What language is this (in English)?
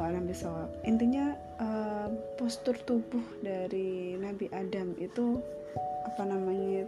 Indonesian